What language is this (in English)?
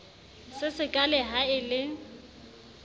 Southern Sotho